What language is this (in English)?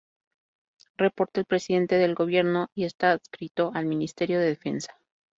Spanish